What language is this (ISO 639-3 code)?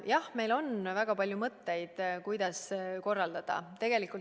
est